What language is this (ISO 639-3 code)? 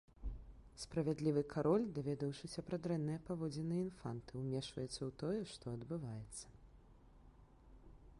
bel